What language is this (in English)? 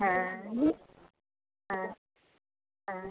Santali